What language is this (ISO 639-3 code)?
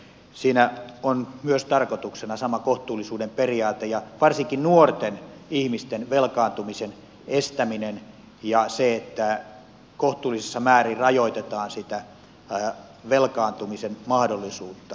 fin